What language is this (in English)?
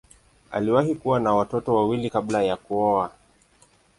Swahili